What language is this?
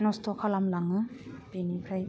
Bodo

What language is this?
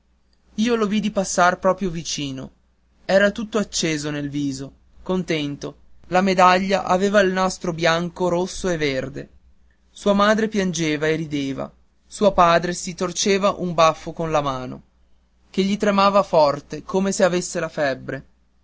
Italian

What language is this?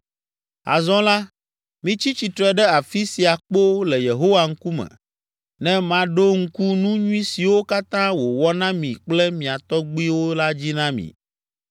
Ewe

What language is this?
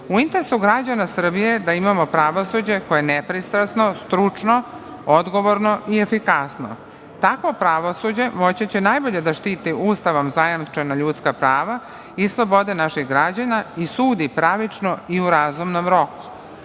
Serbian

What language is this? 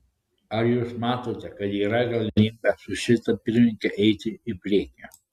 Lithuanian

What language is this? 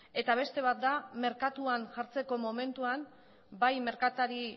Basque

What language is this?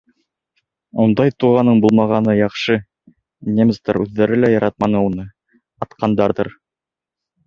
Bashkir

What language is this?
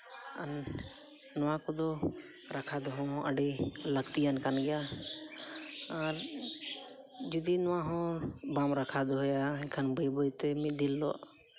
Santali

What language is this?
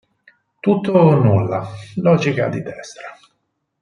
Italian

